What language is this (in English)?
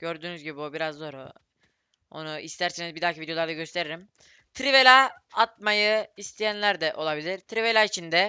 Turkish